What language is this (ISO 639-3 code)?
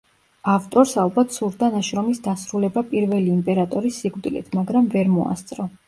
kat